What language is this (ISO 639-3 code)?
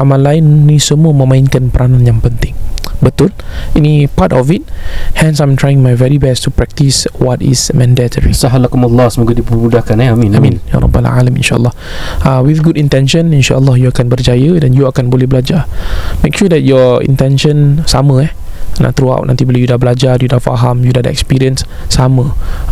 msa